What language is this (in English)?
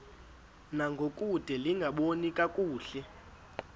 Xhosa